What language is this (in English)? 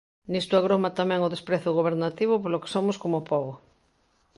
Galician